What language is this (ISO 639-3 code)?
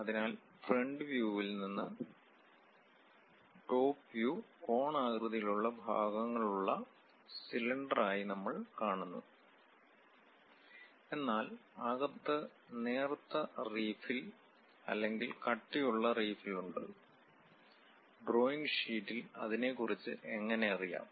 mal